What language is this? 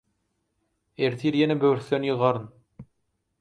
Turkmen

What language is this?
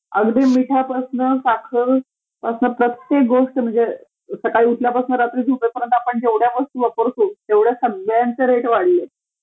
Marathi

